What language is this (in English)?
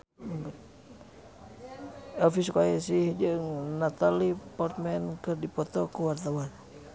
Sundanese